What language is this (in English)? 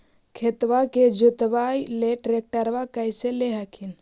Magahi